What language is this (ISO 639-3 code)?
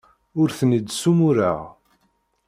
kab